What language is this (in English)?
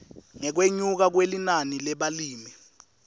Swati